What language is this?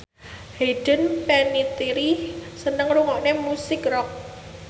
Javanese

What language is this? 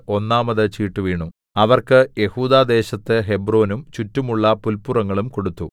Malayalam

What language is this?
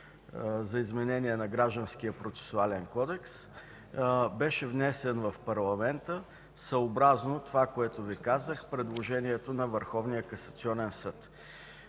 Bulgarian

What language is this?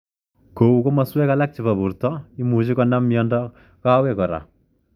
Kalenjin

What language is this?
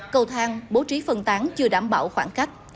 Vietnamese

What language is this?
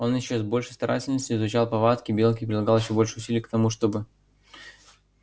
Russian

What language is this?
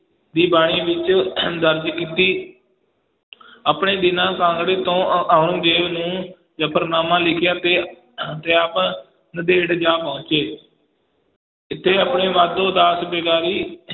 Punjabi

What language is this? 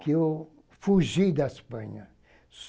Portuguese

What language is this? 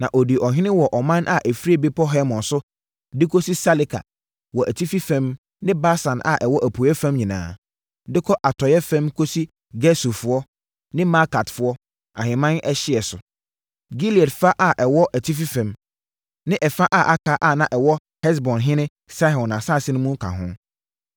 Akan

